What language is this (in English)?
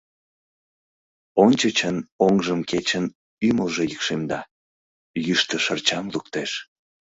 Mari